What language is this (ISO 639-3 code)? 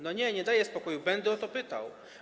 pol